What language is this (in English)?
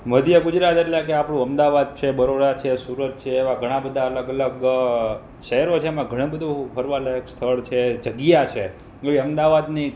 Gujarati